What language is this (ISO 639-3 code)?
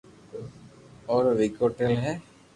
lrk